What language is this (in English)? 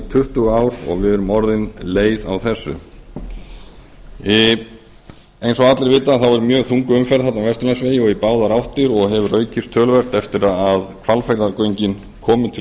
Icelandic